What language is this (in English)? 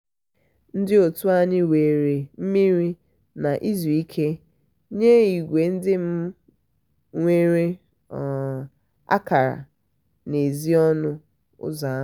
Igbo